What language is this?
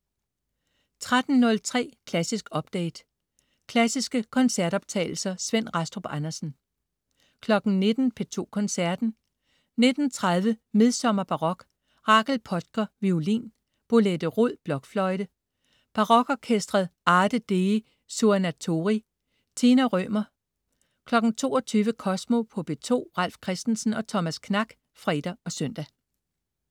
Danish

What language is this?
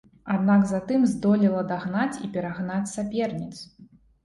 Belarusian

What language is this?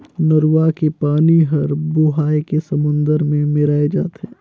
Chhattisgarhi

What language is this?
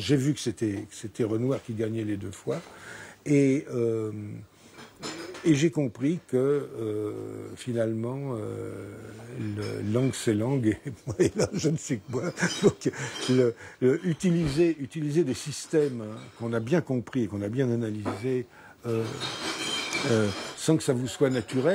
French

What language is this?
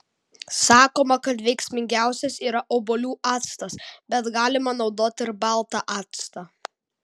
Lithuanian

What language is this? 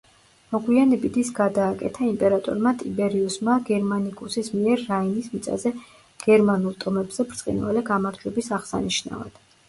Georgian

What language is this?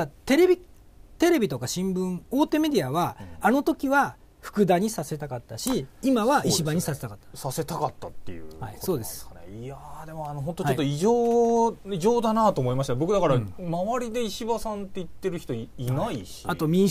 Japanese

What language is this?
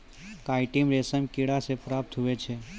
Maithili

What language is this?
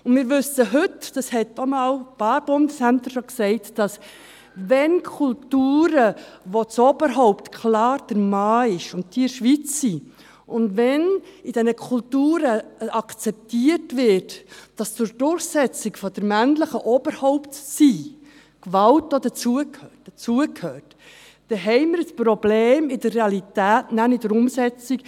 Swiss German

